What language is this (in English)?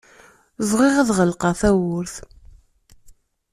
Kabyle